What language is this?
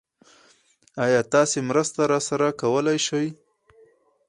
Pashto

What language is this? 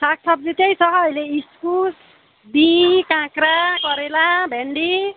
Nepali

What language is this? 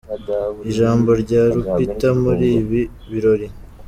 Kinyarwanda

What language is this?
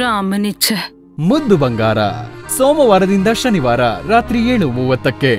Kannada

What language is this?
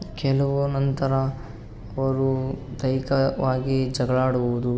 Kannada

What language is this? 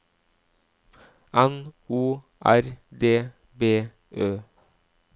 Norwegian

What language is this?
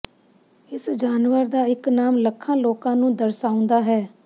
Punjabi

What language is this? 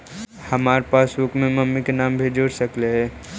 Magahi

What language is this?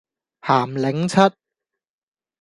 Cantonese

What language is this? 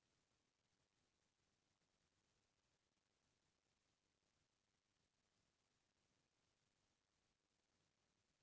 Chhattisgarhi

